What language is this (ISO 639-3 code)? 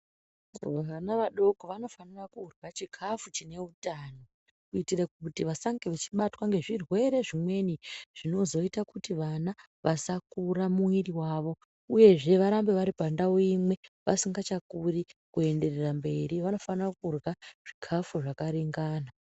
ndc